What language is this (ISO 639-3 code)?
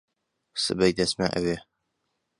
ckb